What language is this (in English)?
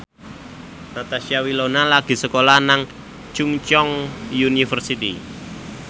Javanese